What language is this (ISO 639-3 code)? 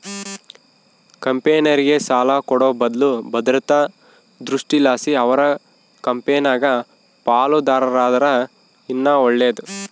kan